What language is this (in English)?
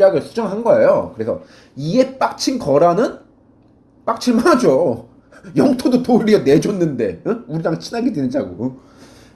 Korean